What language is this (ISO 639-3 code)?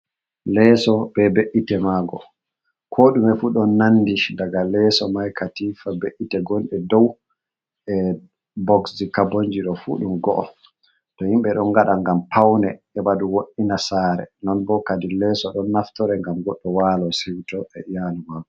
ful